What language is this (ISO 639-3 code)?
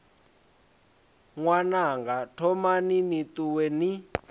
ven